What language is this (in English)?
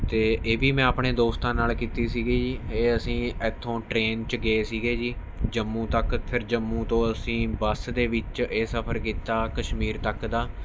Punjabi